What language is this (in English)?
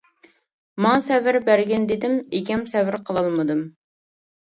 Uyghur